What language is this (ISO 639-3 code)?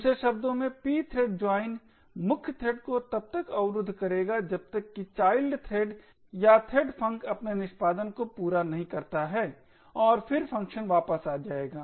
hin